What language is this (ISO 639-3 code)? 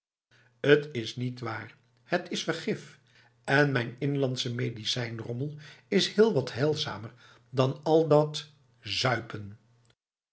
nld